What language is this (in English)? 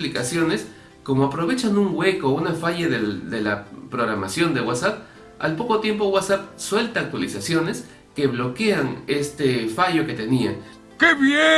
Spanish